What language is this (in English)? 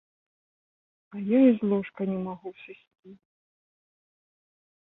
Belarusian